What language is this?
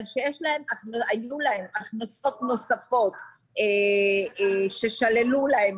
Hebrew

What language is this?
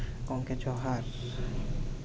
Santali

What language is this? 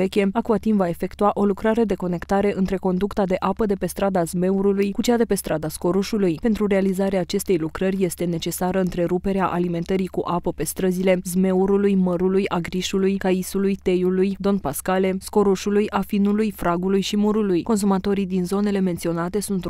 Romanian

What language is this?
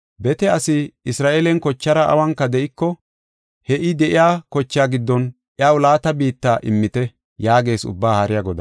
Gofa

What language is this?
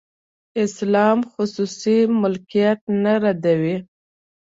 Pashto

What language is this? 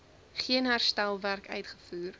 Afrikaans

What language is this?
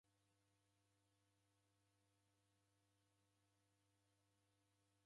Taita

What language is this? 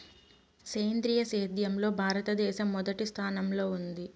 Telugu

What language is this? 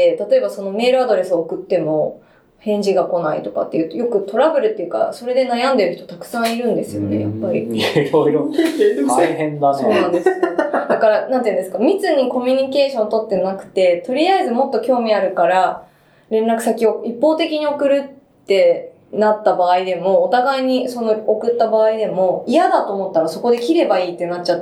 Japanese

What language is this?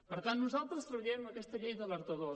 Catalan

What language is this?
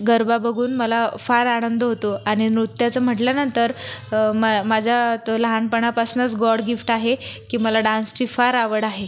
Marathi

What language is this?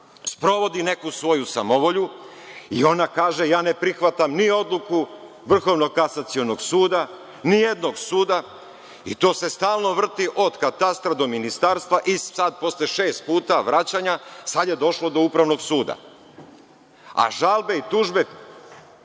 Serbian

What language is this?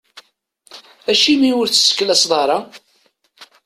Kabyle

